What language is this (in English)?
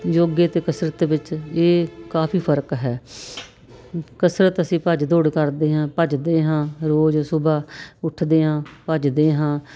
Punjabi